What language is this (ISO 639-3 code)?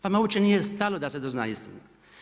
hrv